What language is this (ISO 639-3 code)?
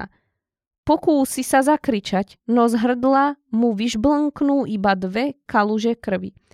slk